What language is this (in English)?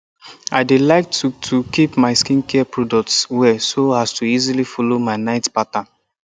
Nigerian Pidgin